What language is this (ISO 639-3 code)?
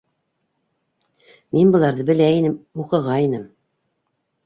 bak